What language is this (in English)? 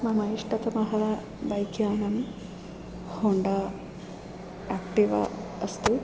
Sanskrit